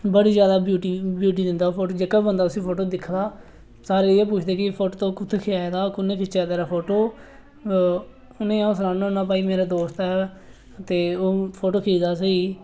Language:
Dogri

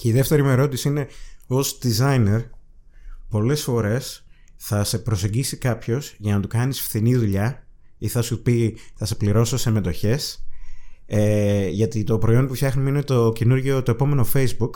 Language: Greek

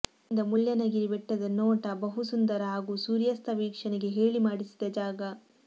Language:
Kannada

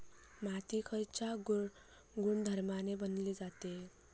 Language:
Marathi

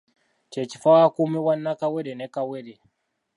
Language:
Ganda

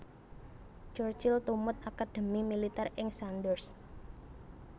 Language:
Javanese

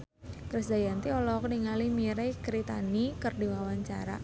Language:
Sundanese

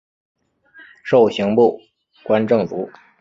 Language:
Chinese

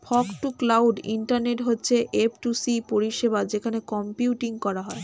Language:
Bangla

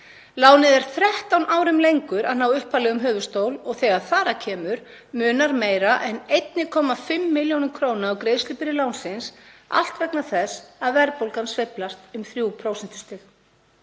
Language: Icelandic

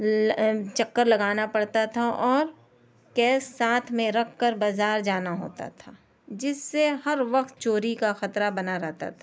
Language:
Urdu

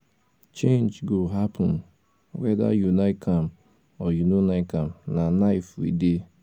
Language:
Nigerian Pidgin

